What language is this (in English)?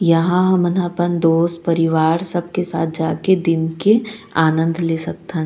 Chhattisgarhi